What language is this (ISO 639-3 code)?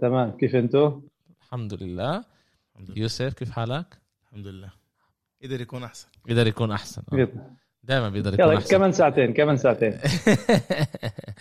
ara